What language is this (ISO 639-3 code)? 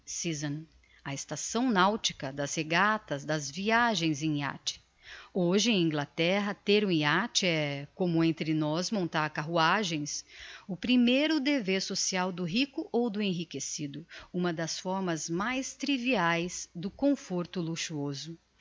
por